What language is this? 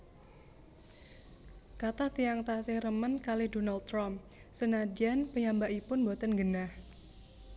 Javanese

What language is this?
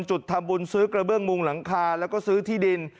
Thai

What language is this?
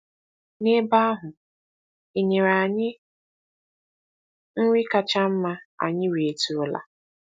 Igbo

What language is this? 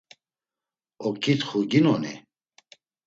Laz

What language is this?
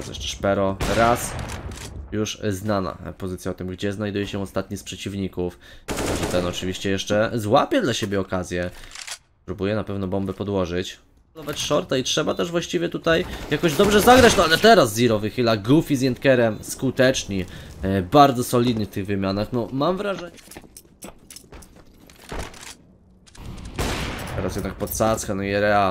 Polish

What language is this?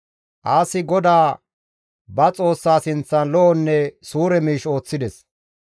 Gamo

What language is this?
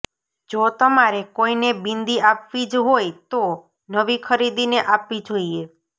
Gujarati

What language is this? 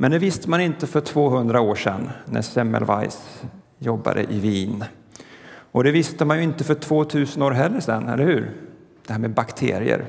Swedish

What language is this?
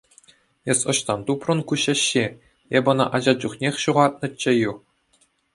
Chuvash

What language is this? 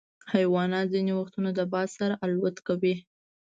Pashto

